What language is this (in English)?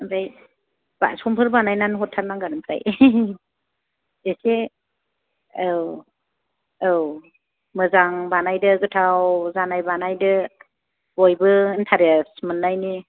Bodo